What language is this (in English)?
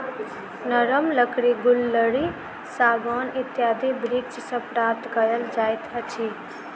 Maithili